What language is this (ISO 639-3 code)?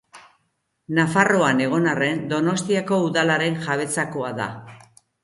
eus